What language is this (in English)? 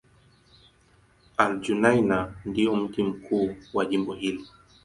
Swahili